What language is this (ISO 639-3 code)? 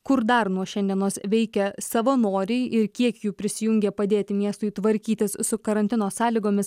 lit